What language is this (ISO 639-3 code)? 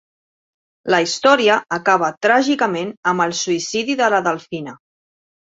cat